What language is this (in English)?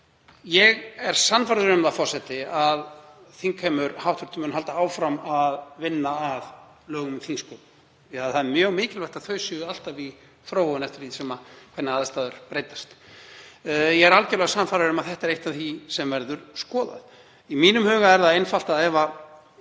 Icelandic